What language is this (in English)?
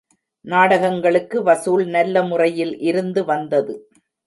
Tamil